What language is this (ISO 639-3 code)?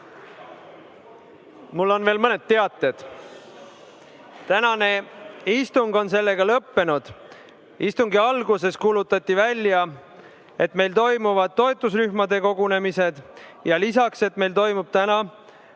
est